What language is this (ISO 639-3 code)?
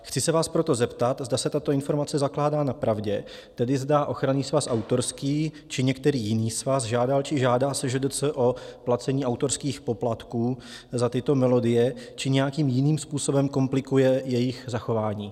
ces